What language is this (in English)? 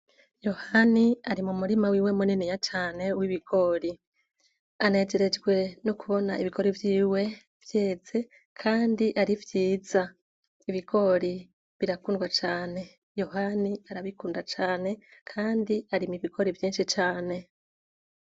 Rundi